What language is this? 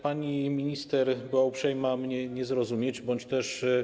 Polish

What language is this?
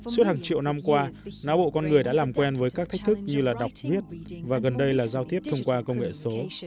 Vietnamese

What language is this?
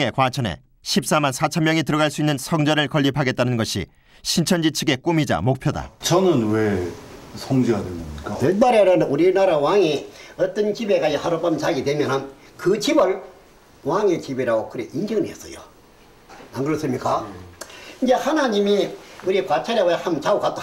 Korean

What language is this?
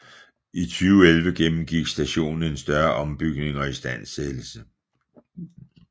Danish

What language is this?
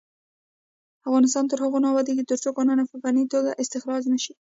Pashto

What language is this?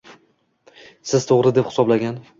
Uzbek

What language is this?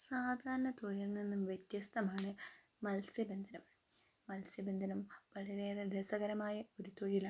Malayalam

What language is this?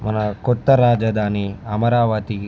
Telugu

